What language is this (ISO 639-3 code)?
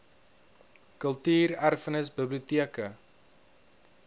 afr